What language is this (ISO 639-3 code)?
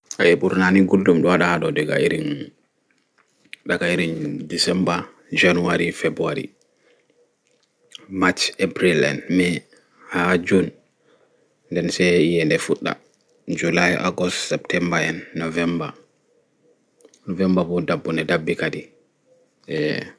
ful